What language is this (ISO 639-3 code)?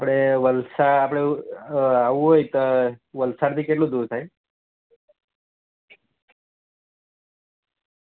guj